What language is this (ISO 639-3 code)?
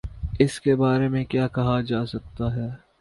urd